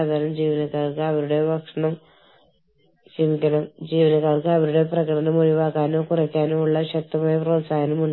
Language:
Malayalam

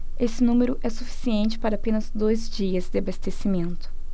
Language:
Portuguese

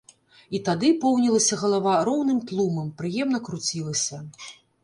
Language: Belarusian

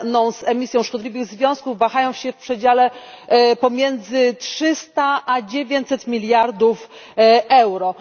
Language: Polish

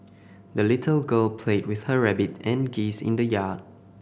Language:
English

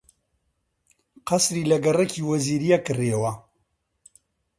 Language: Central Kurdish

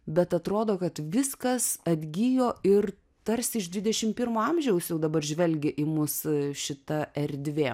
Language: Lithuanian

